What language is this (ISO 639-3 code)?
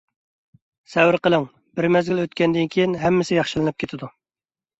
uig